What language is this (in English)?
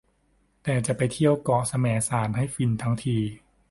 Thai